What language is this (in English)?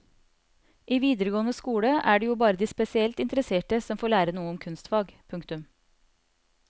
Norwegian